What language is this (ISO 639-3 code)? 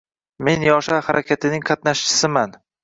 uzb